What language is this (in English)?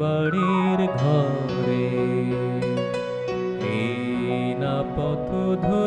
English